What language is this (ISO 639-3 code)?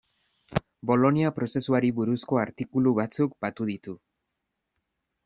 eus